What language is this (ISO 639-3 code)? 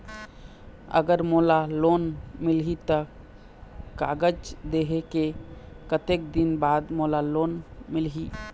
hne